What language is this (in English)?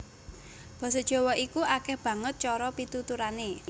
Javanese